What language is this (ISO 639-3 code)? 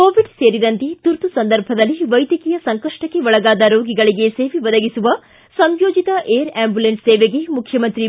kan